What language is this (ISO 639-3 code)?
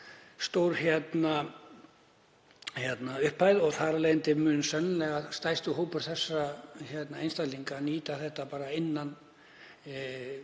isl